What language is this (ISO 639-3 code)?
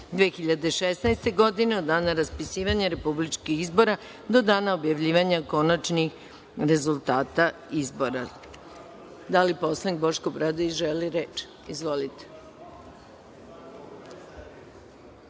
srp